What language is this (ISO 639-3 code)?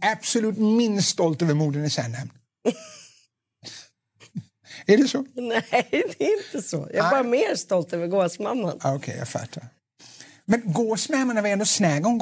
swe